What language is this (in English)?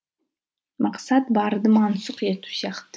Kazakh